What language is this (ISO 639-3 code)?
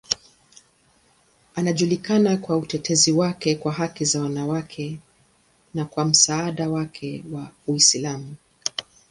swa